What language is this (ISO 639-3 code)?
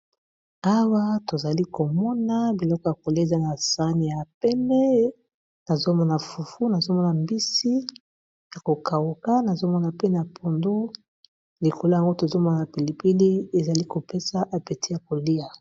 lin